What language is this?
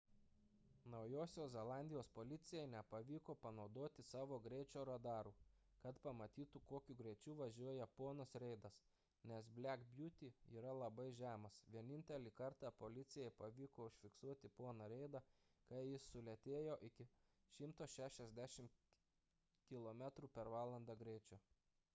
Lithuanian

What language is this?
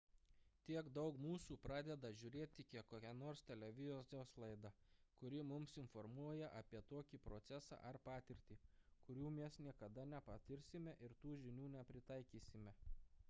Lithuanian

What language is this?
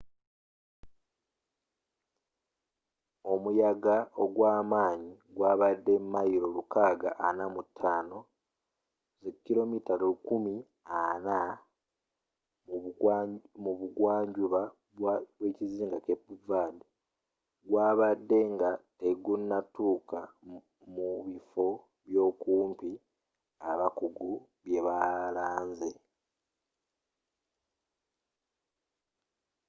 Ganda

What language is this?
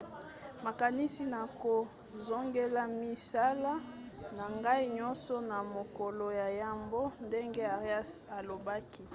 Lingala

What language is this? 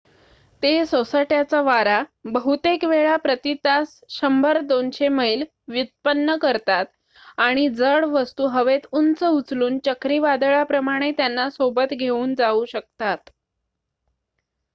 Marathi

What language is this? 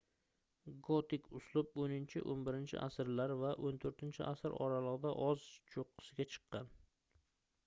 Uzbek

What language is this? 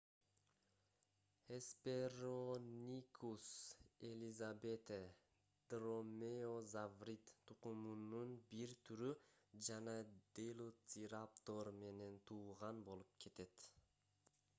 Kyrgyz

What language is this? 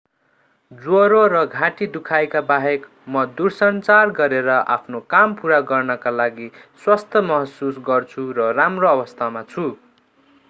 Nepali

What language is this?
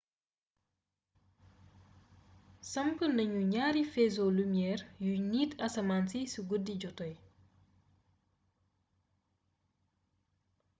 Wolof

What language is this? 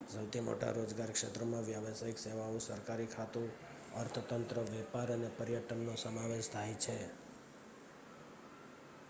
Gujarati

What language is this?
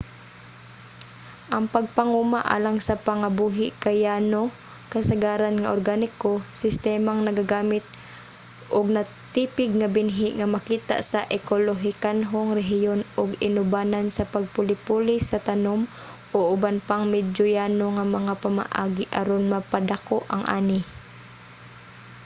Cebuano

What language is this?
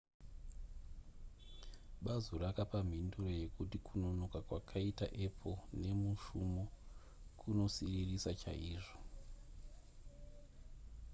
Shona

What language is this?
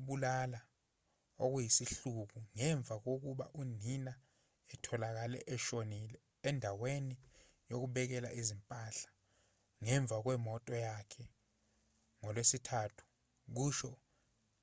Zulu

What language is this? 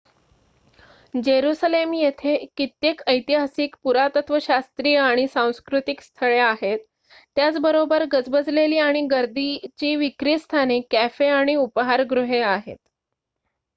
Marathi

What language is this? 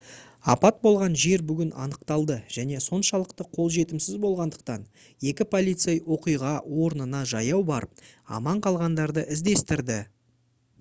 Kazakh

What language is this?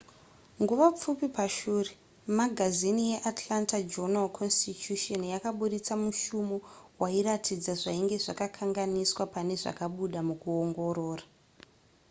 Shona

